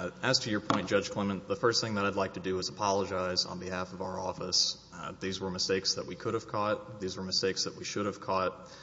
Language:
English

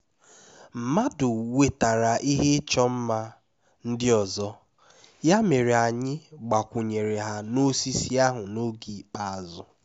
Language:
Igbo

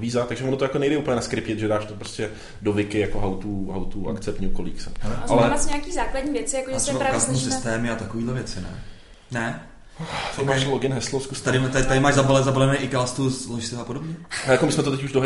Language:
Czech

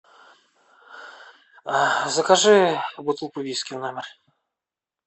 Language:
Russian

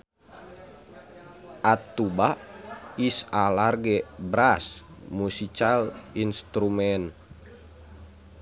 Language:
Sundanese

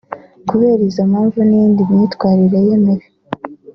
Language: Kinyarwanda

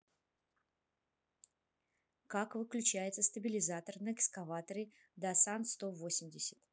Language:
Russian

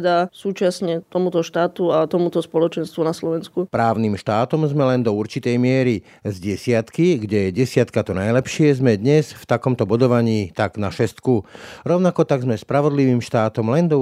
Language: Slovak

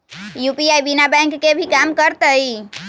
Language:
Magahi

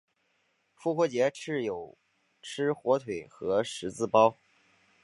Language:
Chinese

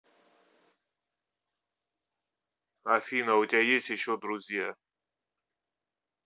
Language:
Russian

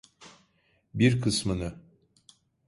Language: Turkish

